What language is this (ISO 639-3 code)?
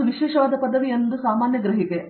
kan